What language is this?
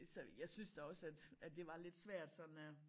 Danish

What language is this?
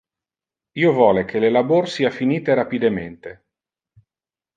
Interlingua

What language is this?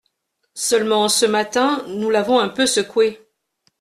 French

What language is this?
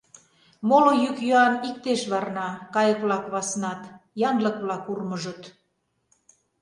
Mari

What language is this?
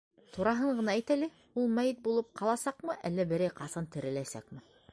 Bashkir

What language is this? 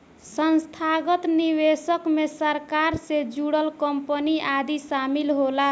Bhojpuri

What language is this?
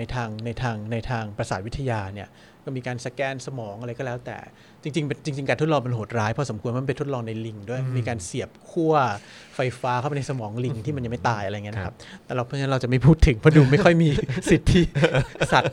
Thai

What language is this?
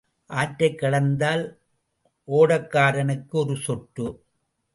Tamil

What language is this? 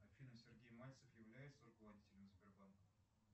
Russian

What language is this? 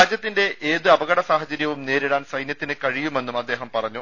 Malayalam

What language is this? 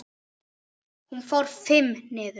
Icelandic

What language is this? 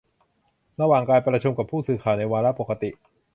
Thai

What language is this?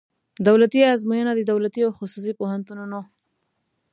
Pashto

